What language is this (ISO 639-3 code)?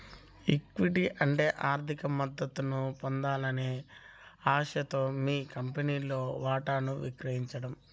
tel